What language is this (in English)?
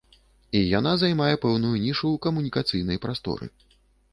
Belarusian